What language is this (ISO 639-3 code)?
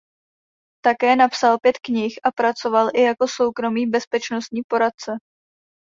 ces